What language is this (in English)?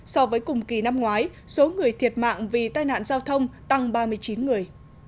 Vietnamese